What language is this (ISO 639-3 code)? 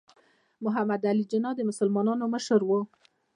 pus